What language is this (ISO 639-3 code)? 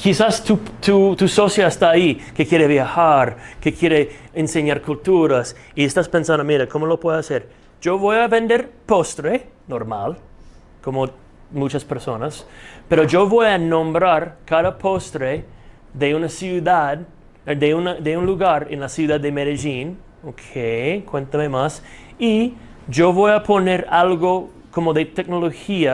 spa